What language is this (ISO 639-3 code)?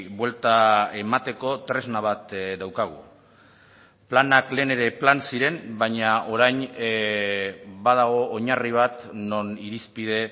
eus